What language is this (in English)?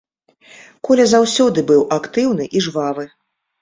Belarusian